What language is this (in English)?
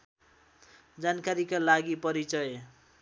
Nepali